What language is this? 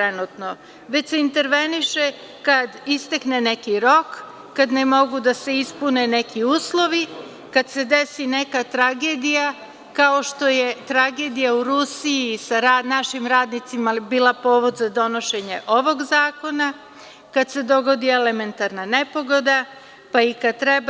Serbian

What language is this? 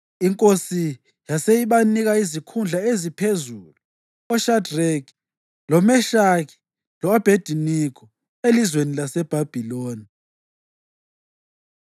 North Ndebele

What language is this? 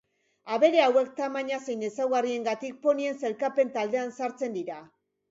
Basque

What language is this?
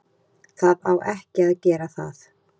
Icelandic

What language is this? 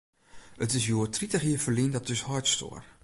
Western Frisian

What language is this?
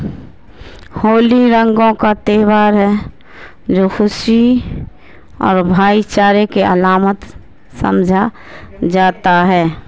Urdu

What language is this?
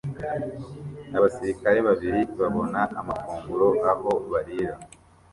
Kinyarwanda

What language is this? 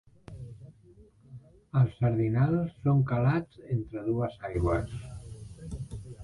Catalan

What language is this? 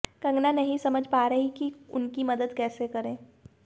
Hindi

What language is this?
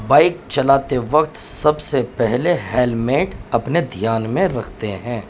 Urdu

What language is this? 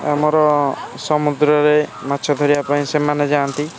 Odia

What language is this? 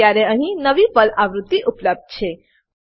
Gujarati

